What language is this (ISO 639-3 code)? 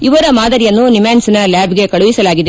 kan